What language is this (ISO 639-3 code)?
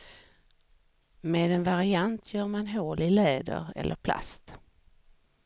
swe